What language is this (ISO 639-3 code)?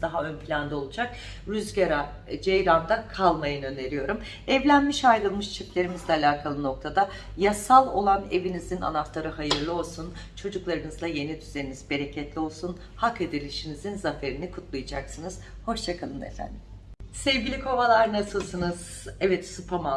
tur